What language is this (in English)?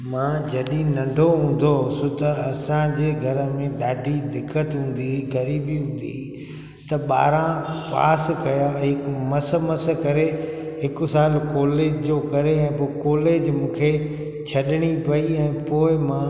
Sindhi